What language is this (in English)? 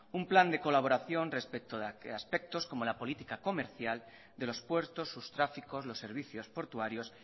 Spanish